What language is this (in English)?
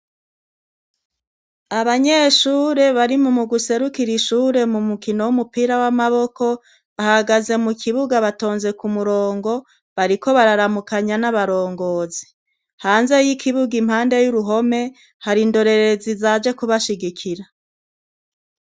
Rundi